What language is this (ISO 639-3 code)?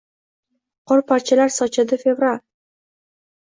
uzb